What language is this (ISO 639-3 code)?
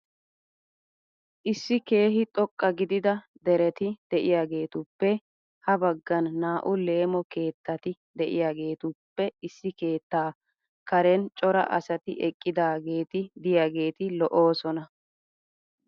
wal